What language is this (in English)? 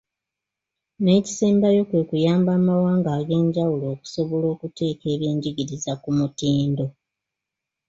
Ganda